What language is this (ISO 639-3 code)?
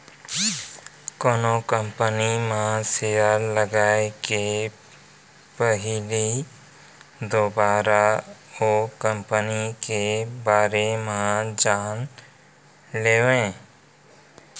hne